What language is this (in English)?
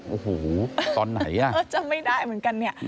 Thai